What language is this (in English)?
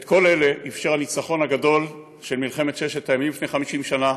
Hebrew